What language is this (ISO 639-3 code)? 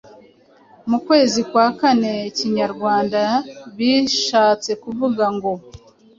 kin